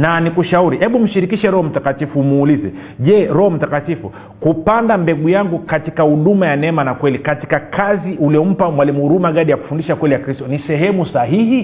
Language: Swahili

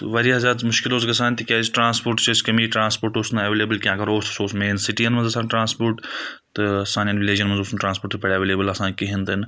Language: Kashmiri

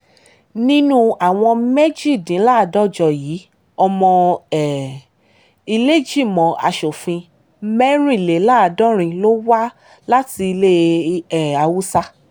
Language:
Yoruba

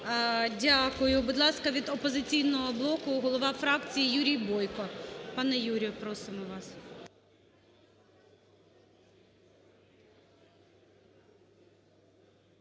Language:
Ukrainian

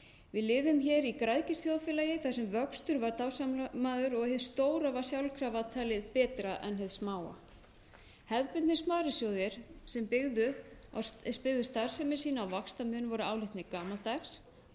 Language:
Icelandic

